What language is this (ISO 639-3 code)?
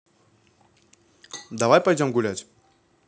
rus